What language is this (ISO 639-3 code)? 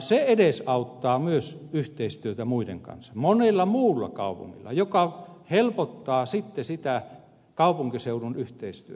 fin